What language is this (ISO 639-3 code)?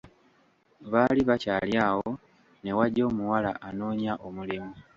lug